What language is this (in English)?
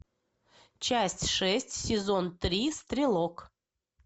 Russian